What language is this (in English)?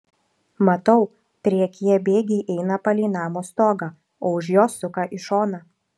Lithuanian